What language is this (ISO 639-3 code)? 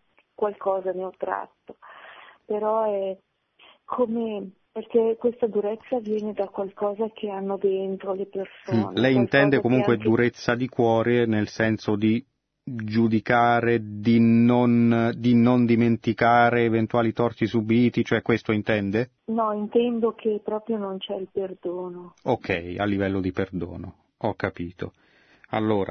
ita